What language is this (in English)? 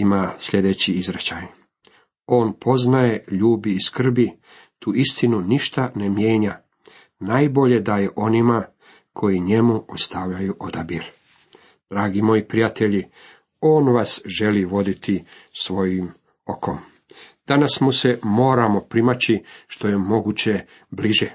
Croatian